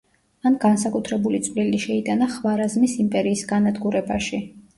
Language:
Georgian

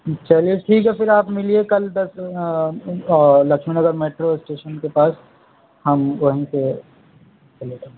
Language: Urdu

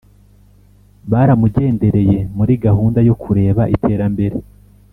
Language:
Kinyarwanda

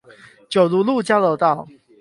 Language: Chinese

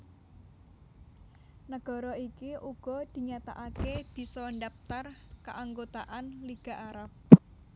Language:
Javanese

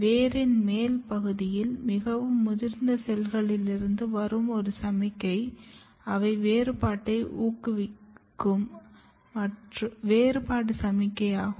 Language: Tamil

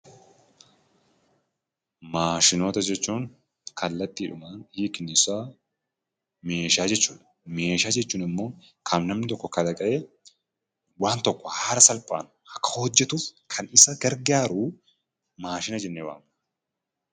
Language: Oromo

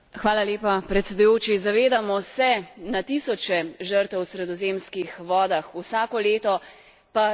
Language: Slovenian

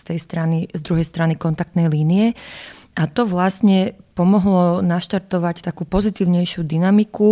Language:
Slovak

